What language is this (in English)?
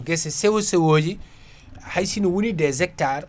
Fula